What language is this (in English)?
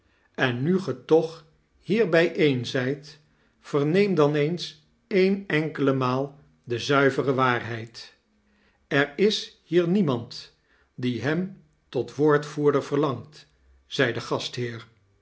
Dutch